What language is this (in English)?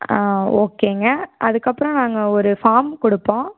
Tamil